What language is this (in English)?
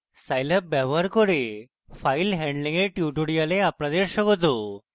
Bangla